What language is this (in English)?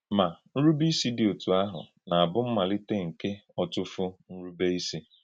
Igbo